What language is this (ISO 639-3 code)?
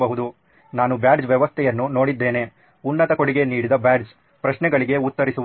kan